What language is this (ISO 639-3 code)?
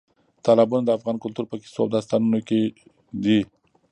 pus